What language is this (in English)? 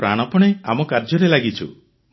Odia